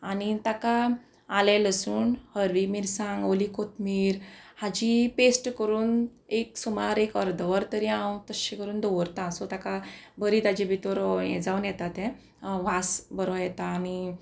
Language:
Konkani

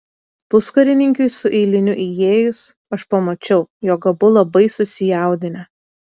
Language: Lithuanian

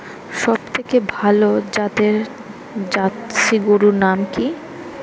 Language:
Bangla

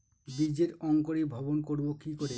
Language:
Bangla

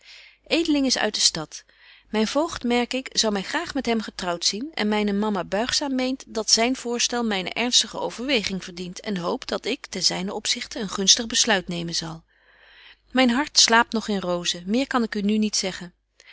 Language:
Dutch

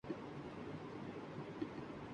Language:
Urdu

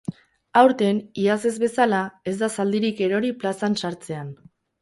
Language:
Basque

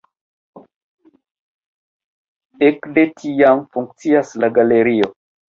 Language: Esperanto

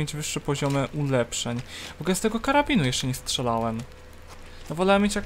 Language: Polish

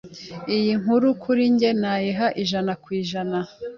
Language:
Kinyarwanda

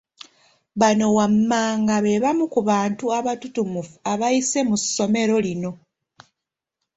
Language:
Ganda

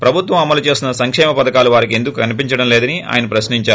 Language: Telugu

